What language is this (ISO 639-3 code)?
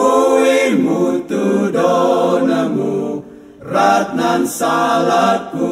ind